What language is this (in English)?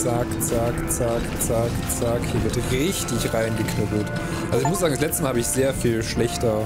German